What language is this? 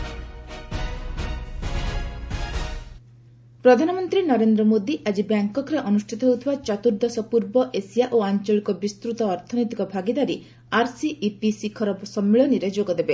Odia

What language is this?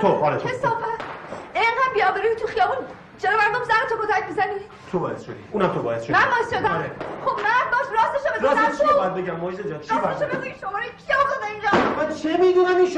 Persian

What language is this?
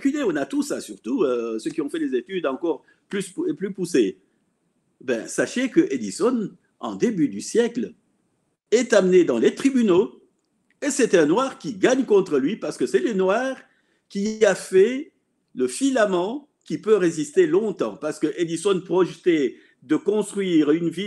French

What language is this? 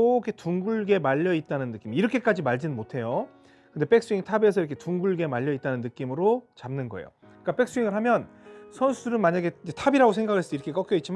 Korean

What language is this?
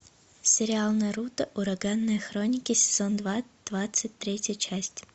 Russian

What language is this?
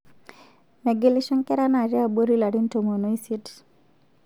Masai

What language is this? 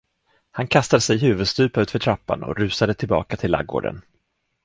Swedish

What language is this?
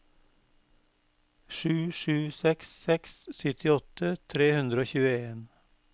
Norwegian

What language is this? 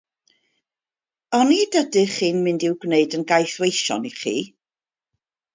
Welsh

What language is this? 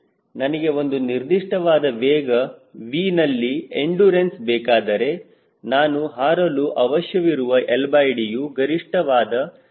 Kannada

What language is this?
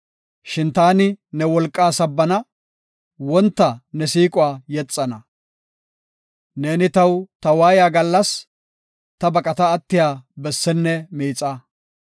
Gofa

